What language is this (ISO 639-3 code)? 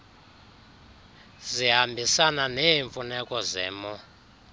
xho